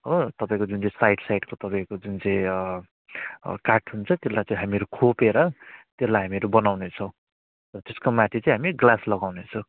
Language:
Nepali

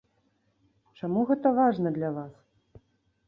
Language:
Belarusian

